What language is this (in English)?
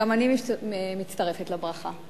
Hebrew